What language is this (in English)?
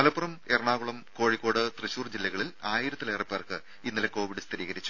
Malayalam